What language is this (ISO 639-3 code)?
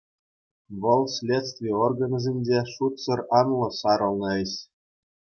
chv